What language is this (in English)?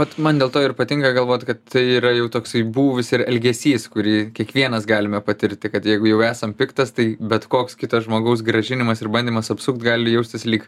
Lithuanian